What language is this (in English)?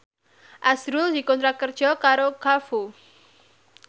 Javanese